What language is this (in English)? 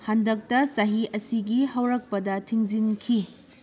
Manipuri